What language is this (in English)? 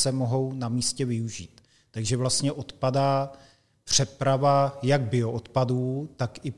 Czech